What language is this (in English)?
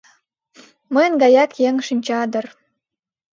Mari